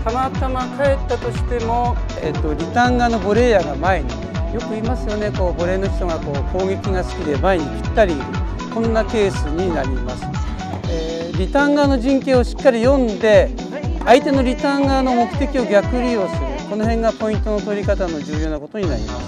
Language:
Japanese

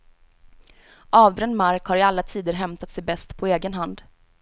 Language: Swedish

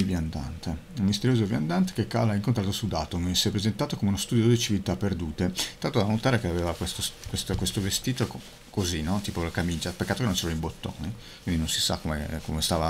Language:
Italian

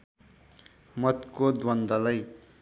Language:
Nepali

